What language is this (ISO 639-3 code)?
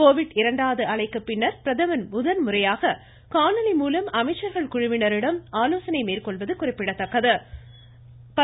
tam